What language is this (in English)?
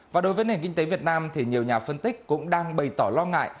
Vietnamese